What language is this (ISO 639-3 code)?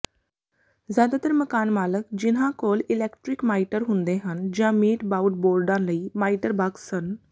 pan